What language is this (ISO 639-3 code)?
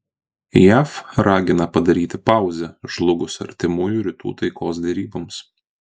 lit